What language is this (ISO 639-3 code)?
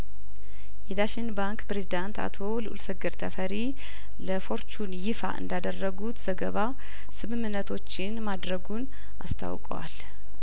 amh